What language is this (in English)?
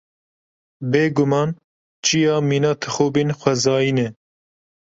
Kurdish